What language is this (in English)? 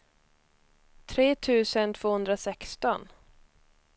Swedish